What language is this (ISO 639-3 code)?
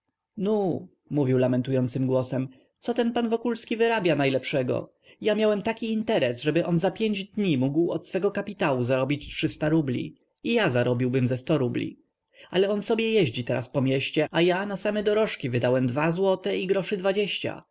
pol